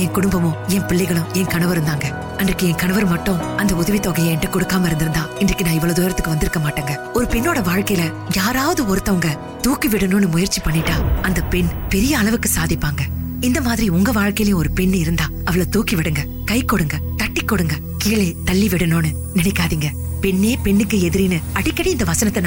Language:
Tamil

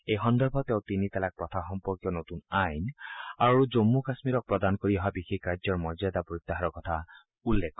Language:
Assamese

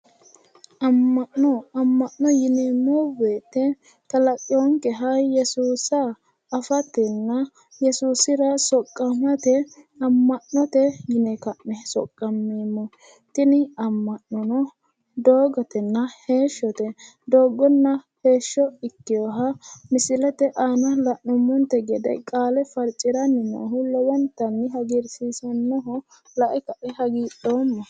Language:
Sidamo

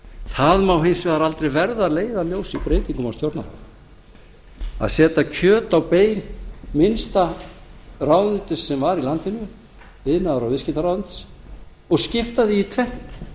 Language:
Icelandic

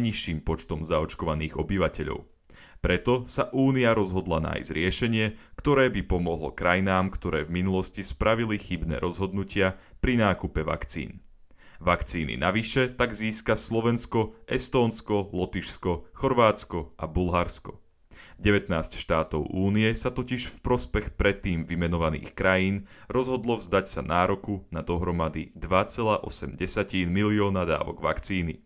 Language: Slovak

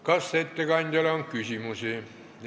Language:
Estonian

